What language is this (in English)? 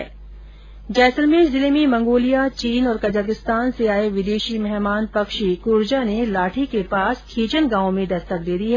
Hindi